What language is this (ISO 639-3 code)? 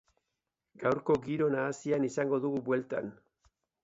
eus